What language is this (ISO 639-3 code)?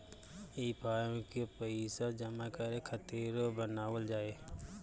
bho